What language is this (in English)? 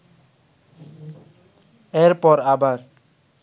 Bangla